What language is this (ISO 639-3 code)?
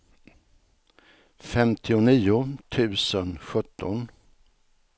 swe